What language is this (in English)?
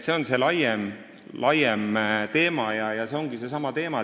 Estonian